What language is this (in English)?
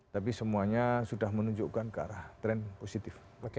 Indonesian